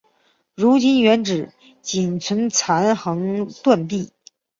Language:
Chinese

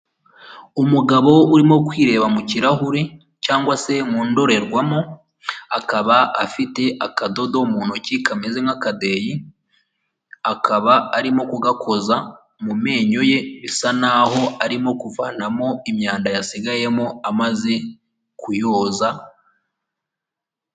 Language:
Kinyarwanda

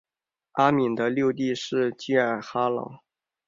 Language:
Chinese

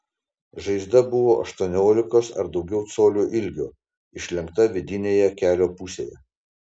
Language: Lithuanian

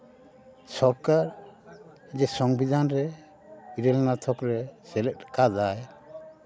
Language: Santali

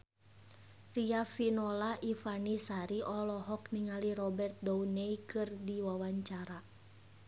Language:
Sundanese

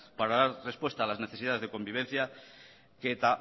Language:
Spanish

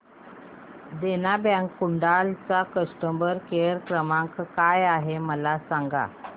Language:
Marathi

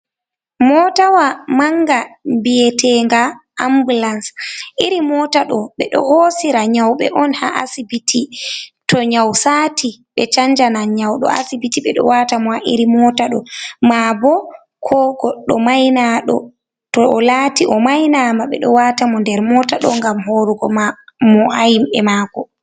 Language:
Fula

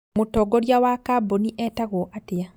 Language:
Kikuyu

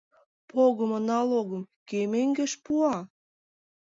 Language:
Mari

